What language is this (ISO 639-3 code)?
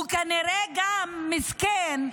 heb